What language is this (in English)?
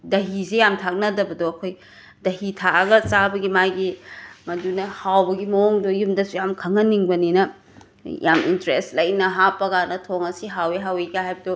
Manipuri